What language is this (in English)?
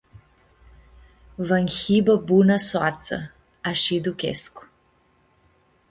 Aromanian